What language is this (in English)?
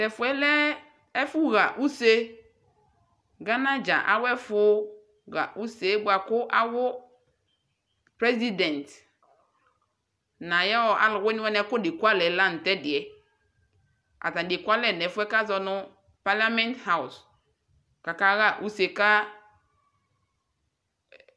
Ikposo